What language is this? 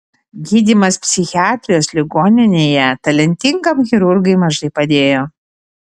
Lithuanian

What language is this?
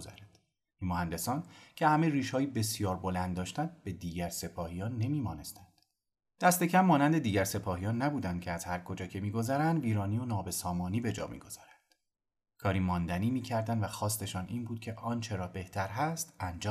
Persian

